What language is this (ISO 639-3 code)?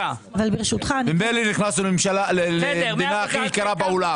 heb